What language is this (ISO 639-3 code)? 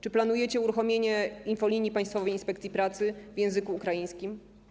pol